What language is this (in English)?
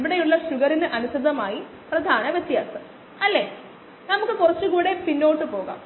Malayalam